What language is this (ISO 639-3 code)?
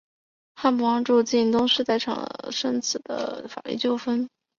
zho